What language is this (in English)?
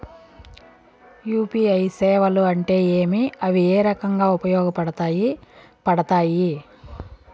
Telugu